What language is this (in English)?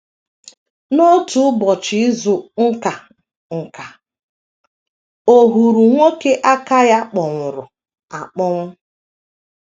Igbo